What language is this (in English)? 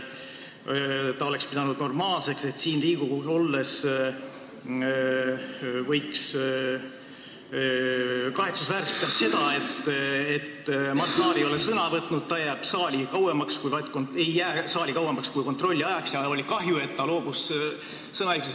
Estonian